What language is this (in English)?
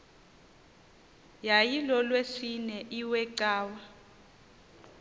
Xhosa